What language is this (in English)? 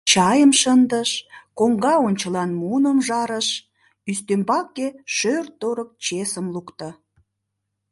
Mari